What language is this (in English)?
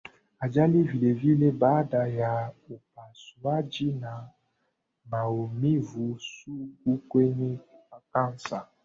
Swahili